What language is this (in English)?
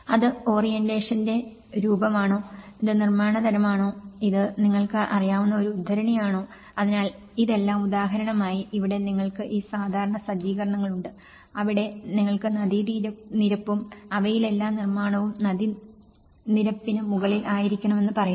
Malayalam